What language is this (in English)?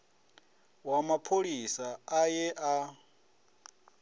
Venda